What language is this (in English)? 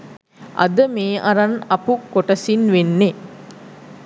Sinhala